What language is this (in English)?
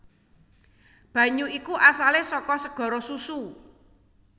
Javanese